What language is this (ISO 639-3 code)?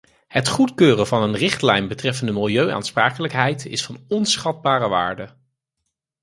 nld